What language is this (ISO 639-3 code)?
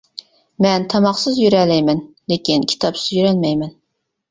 uig